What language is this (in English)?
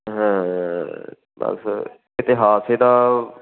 Punjabi